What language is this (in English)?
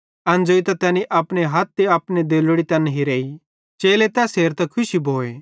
Bhadrawahi